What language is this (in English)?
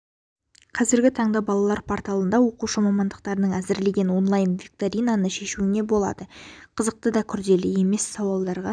Kazakh